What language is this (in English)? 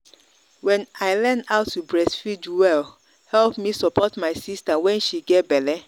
Nigerian Pidgin